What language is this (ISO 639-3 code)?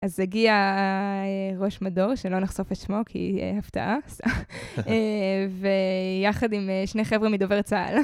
heb